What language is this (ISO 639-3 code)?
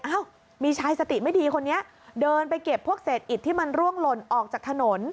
tha